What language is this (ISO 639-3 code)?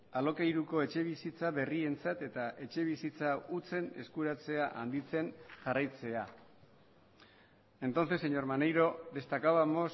eus